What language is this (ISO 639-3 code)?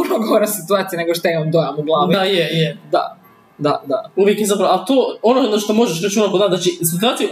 hrv